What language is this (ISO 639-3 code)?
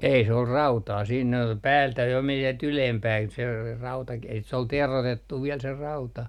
fin